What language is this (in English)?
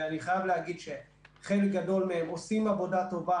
Hebrew